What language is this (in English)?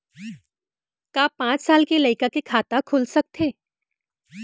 Chhattisgarhi